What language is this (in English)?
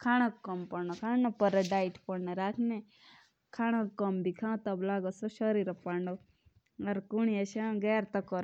Jaunsari